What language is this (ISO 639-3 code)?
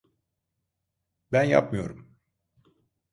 tur